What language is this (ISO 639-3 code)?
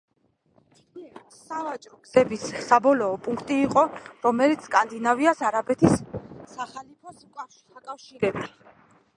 kat